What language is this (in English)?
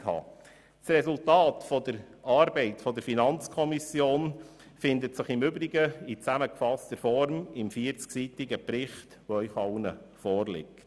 Swiss German